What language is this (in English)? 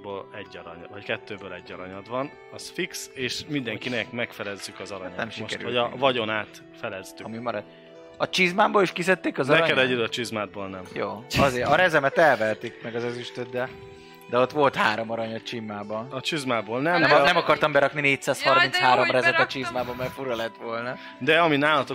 Hungarian